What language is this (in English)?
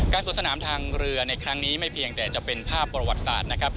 Thai